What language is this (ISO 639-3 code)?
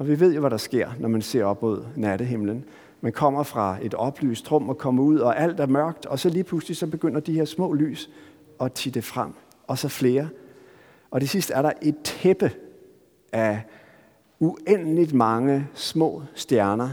dan